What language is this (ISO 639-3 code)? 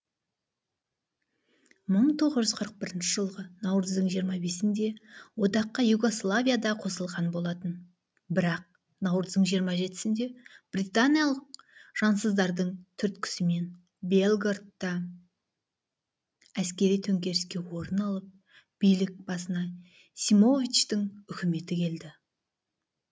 kaz